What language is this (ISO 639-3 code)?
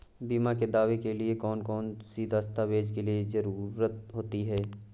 hin